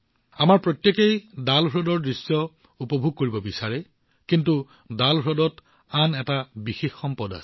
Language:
Assamese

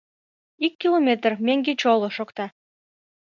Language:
Mari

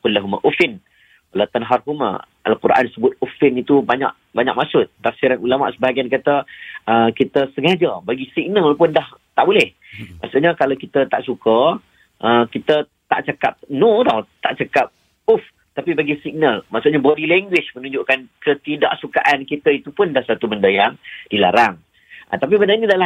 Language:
Malay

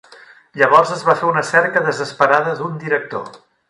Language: Catalan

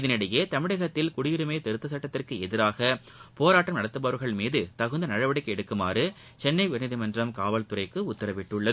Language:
Tamil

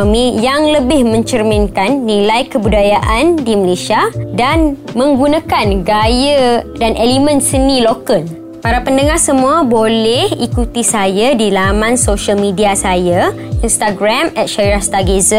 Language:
Malay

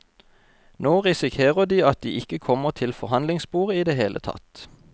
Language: Norwegian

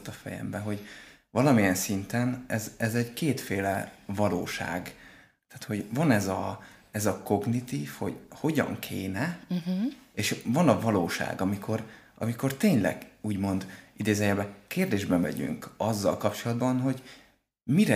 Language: Hungarian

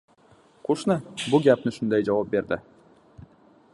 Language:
Uzbek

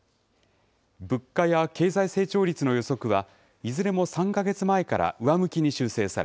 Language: Japanese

